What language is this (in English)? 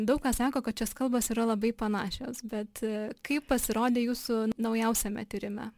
Lithuanian